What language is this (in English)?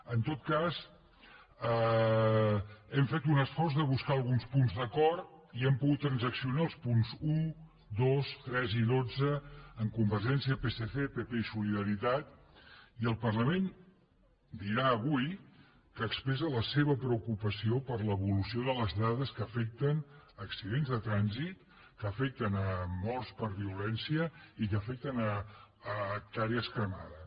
Catalan